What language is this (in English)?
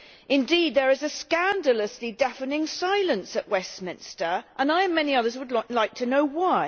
English